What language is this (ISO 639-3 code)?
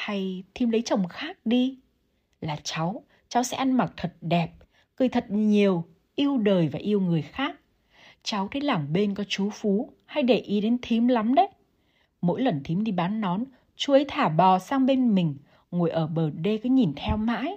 vie